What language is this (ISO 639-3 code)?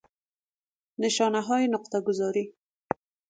fas